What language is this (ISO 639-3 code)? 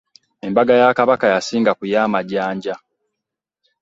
lug